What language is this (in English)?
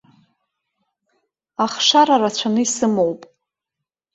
Abkhazian